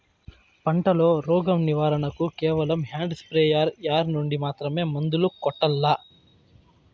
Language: Telugu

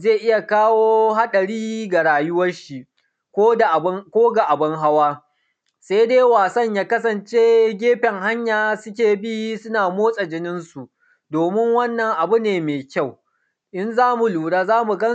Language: Hausa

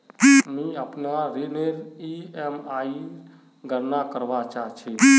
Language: Magahi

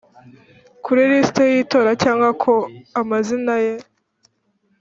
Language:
Kinyarwanda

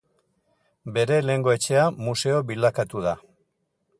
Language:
Basque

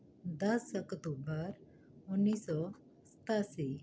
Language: Punjabi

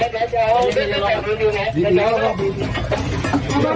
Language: Thai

